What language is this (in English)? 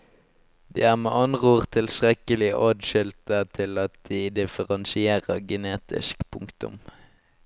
Norwegian